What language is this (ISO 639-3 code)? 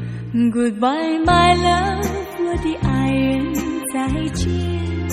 zho